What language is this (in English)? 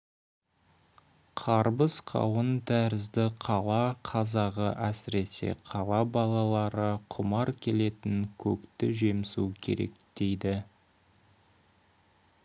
Kazakh